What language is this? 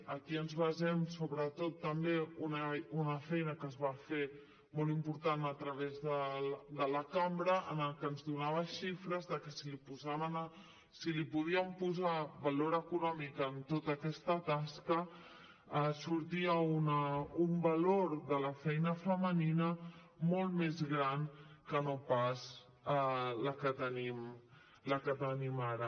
Catalan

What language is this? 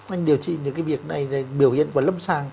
Vietnamese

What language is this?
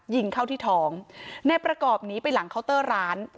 Thai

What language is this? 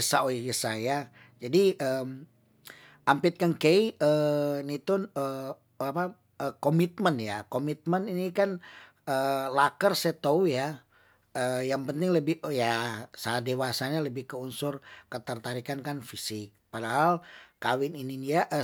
Tondano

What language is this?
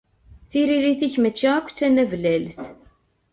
Kabyle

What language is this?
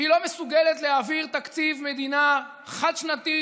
Hebrew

